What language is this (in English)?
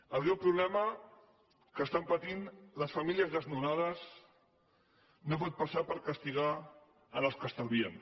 Catalan